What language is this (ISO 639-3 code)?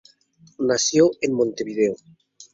spa